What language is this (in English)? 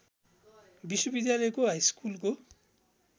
Nepali